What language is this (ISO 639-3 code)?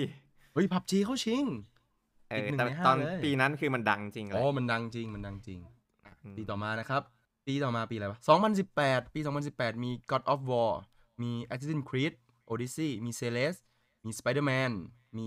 tha